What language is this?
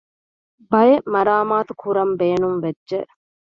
Divehi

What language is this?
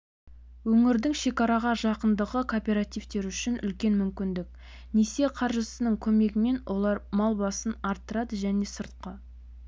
Kazakh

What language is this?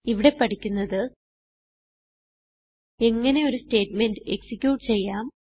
Malayalam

